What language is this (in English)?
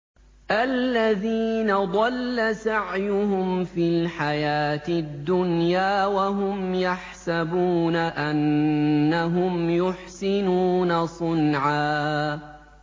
Arabic